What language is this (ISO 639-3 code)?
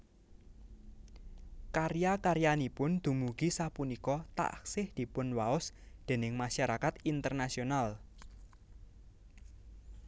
jav